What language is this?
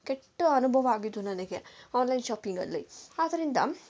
Kannada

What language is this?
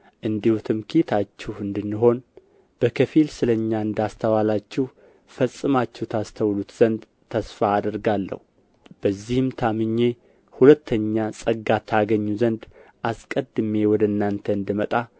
Amharic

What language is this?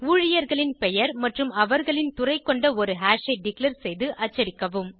Tamil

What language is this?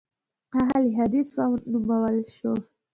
Pashto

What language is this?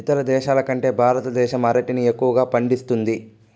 Telugu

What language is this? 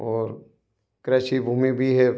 Hindi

